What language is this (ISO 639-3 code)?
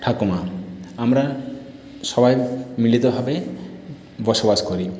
ben